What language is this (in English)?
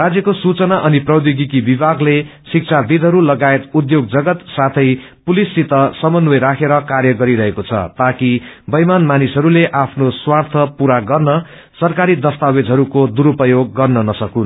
Nepali